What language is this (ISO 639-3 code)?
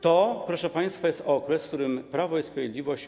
pol